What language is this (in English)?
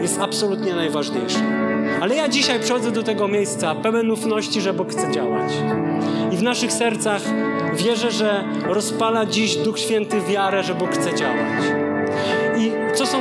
Polish